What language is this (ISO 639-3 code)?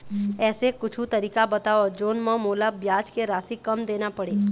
hne